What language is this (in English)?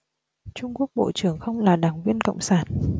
Vietnamese